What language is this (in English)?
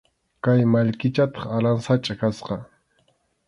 Arequipa-La Unión Quechua